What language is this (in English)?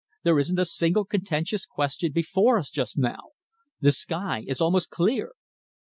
English